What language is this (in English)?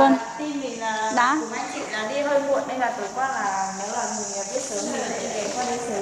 Vietnamese